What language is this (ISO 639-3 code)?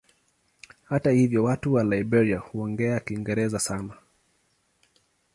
swa